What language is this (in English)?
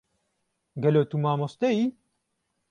Kurdish